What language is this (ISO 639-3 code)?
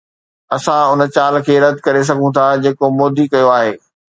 snd